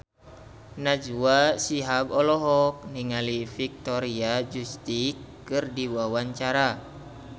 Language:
Sundanese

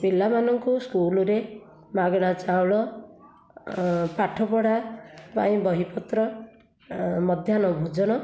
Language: Odia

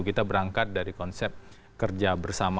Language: Indonesian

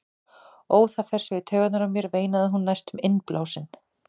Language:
Icelandic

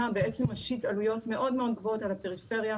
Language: Hebrew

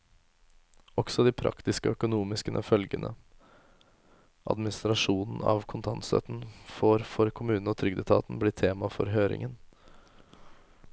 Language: Norwegian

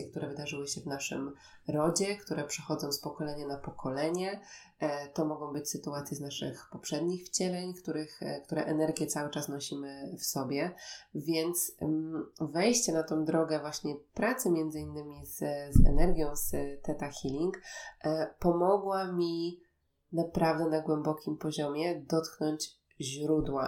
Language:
Polish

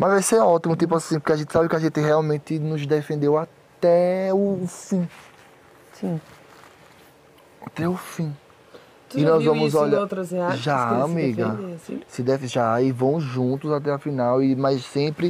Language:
Portuguese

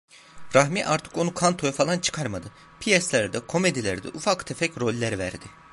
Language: Turkish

